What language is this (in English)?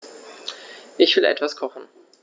German